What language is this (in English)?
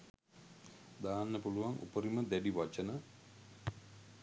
Sinhala